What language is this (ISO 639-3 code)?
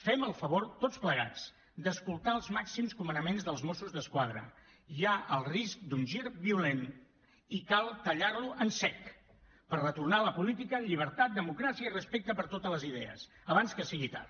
cat